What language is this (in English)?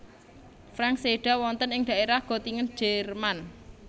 Javanese